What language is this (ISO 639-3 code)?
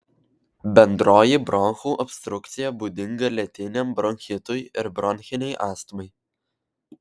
lit